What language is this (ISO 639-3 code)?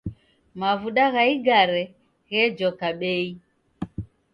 dav